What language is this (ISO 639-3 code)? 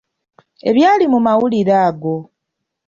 lug